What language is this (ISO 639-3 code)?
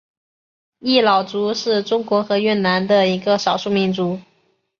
zho